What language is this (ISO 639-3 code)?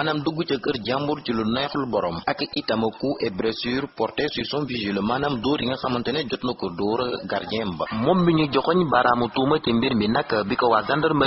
ind